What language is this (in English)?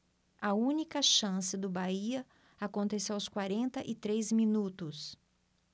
Portuguese